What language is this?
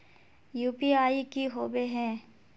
Magahi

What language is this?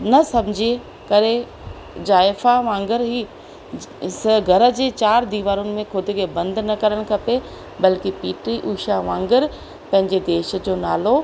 Sindhi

